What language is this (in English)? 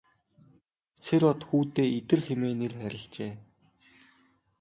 Mongolian